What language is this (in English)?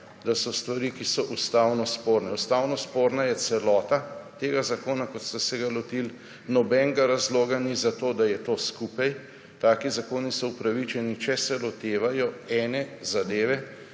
Slovenian